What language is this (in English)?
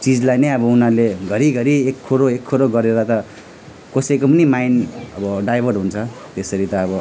Nepali